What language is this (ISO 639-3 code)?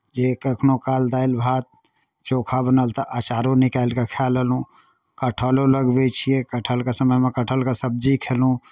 mai